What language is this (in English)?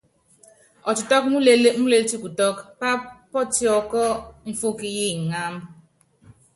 Yangben